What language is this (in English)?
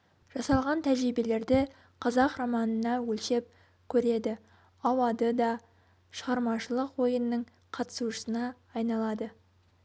Kazakh